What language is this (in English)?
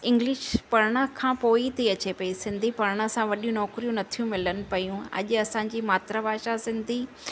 Sindhi